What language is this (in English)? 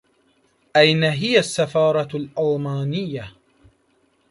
Arabic